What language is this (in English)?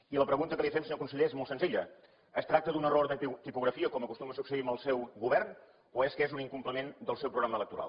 Catalan